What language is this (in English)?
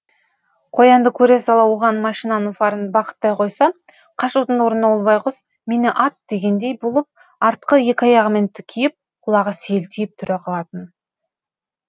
Kazakh